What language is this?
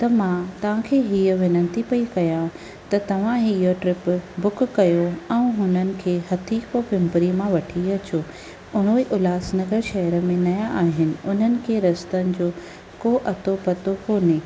Sindhi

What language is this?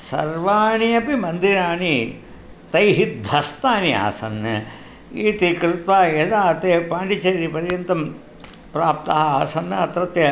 Sanskrit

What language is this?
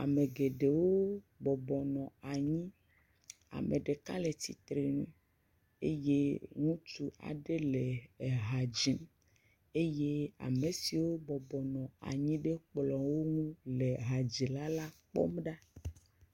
Ewe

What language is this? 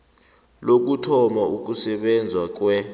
South Ndebele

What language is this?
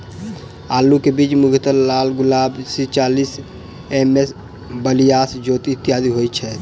Maithili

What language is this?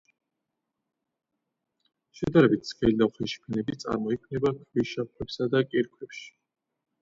Georgian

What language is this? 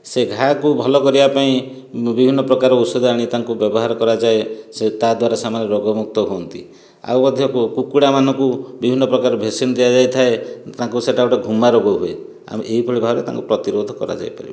Odia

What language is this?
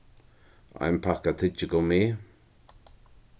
Faroese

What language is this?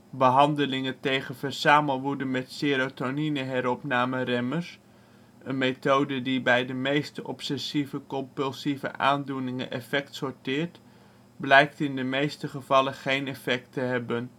Dutch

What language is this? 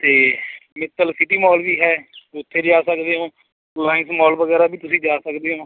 Punjabi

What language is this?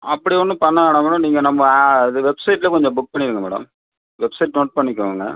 Tamil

